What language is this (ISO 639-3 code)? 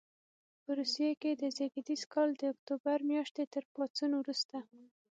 pus